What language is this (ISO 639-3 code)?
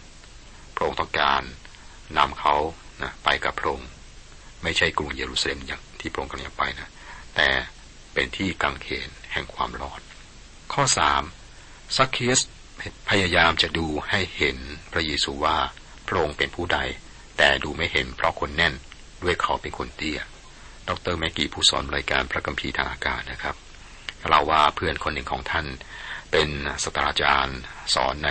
tha